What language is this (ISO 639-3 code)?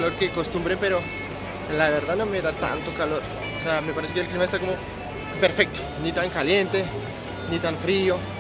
spa